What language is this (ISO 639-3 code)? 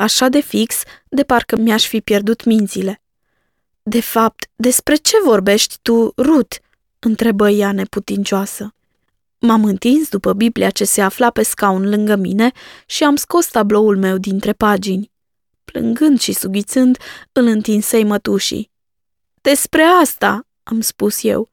ron